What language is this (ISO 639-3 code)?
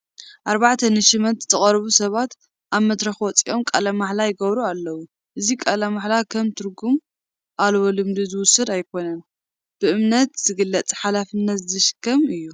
tir